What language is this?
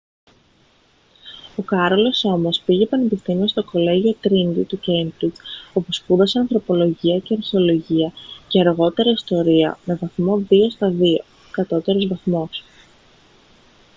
Greek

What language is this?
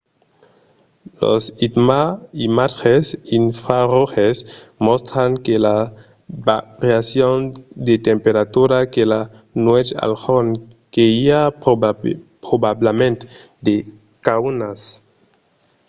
Occitan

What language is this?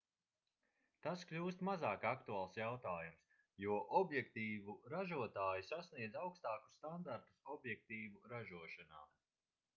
Latvian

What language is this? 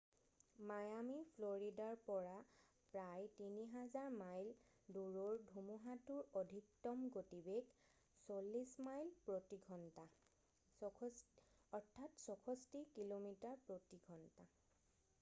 Assamese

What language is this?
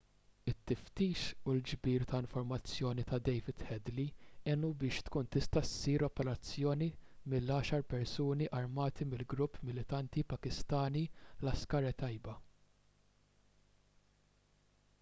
Maltese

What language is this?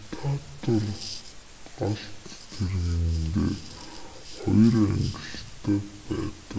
Mongolian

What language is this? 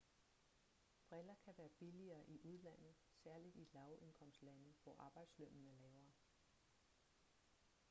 Danish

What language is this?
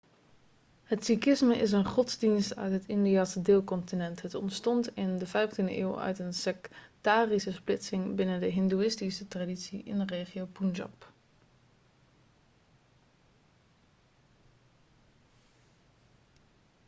Dutch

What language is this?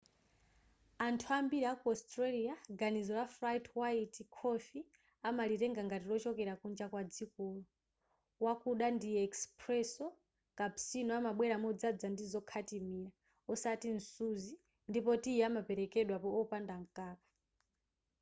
Nyanja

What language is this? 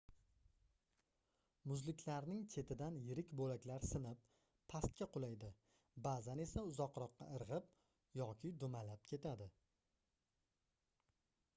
Uzbek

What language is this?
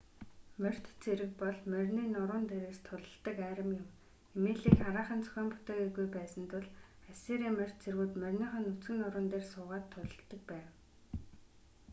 Mongolian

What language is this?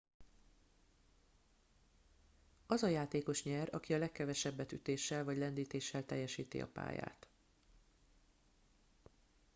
Hungarian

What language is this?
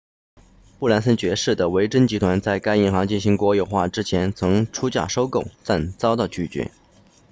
Chinese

